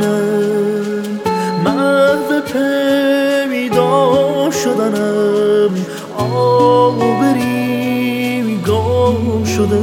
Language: Persian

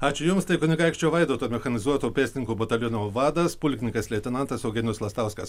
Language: Lithuanian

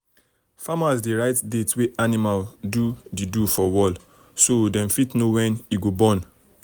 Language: Nigerian Pidgin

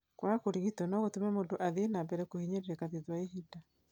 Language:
Kikuyu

